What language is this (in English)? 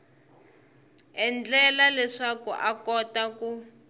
Tsonga